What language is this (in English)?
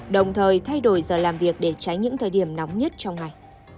Vietnamese